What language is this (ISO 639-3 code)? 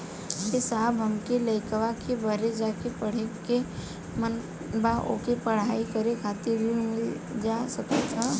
bho